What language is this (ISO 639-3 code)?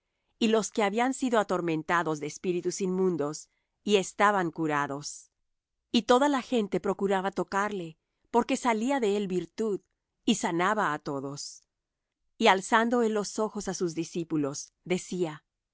spa